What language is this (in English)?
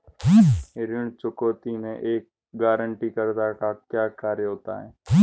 Hindi